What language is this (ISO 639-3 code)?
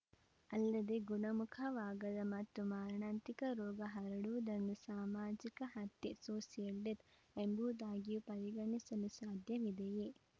kan